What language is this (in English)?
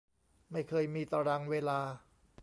Thai